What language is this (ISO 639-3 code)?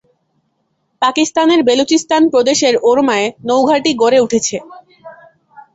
ben